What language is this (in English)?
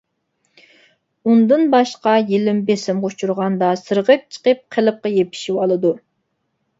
Uyghur